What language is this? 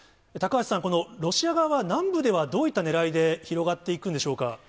Japanese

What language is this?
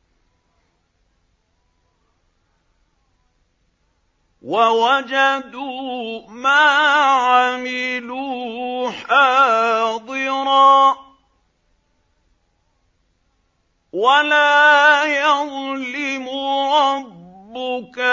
Arabic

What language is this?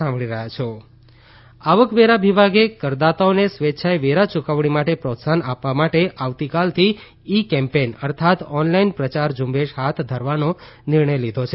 Gujarati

